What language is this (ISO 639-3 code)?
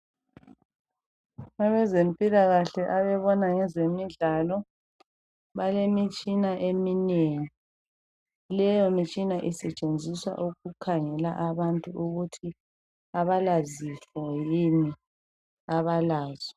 nde